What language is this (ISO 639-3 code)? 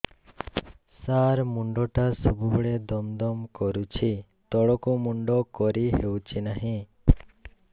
ori